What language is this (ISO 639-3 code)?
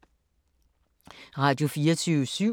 dan